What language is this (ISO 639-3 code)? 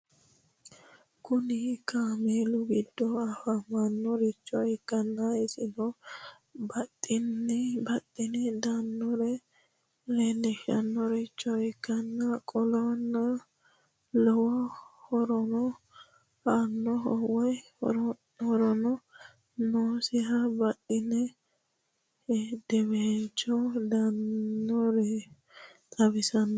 sid